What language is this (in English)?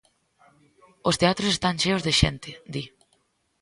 Galician